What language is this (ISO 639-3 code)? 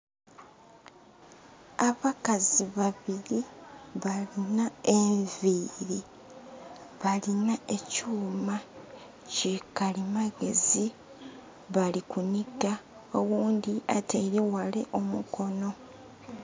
xog